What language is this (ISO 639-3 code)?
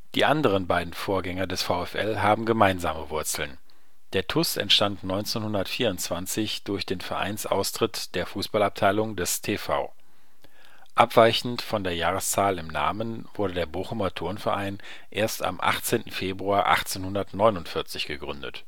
deu